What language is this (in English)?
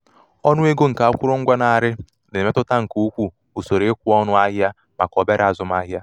Igbo